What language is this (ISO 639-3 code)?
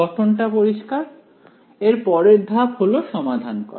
ben